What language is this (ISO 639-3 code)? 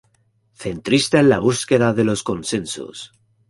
spa